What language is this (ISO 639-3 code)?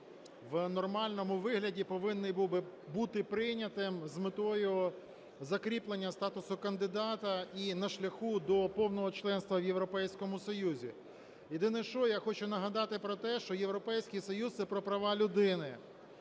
ukr